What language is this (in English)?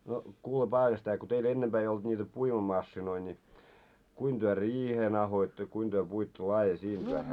Finnish